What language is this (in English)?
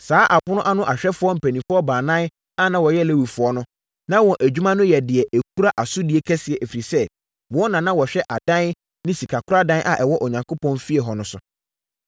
Akan